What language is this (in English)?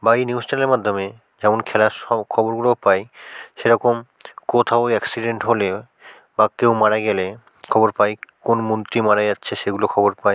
Bangla